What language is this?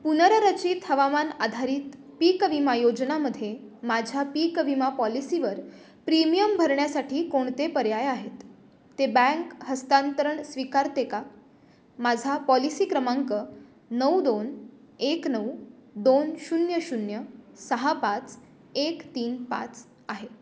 Marathi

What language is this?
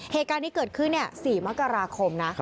Thai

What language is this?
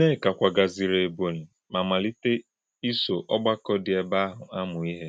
Igbo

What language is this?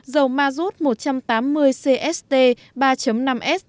Vietnamese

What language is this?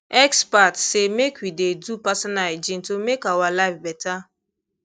Nigerian Pidgin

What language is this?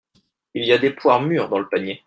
French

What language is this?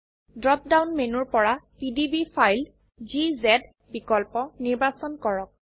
Assamese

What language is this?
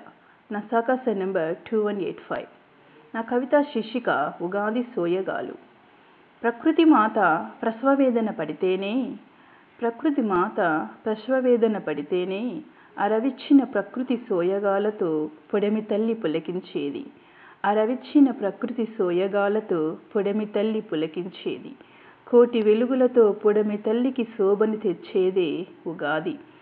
Telugu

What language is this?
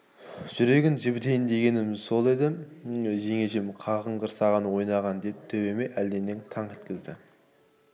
Kazakh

